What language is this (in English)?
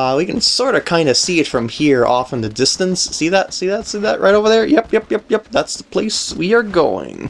English